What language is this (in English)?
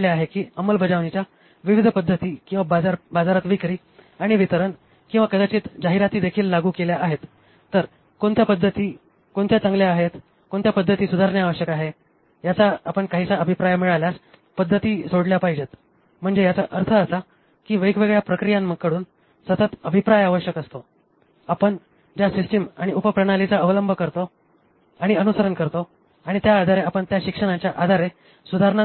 Marathi